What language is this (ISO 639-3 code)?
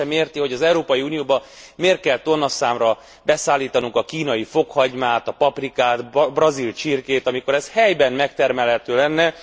hun